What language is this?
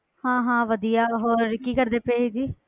Punjabi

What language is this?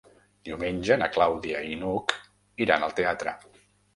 Catalan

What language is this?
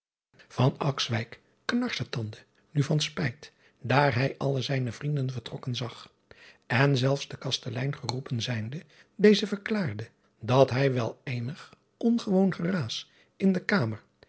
Dutch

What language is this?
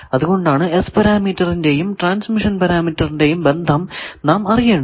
Malayalam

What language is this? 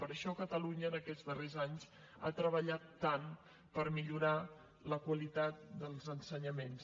Catalan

